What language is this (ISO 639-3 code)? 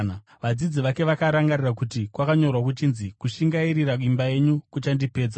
sna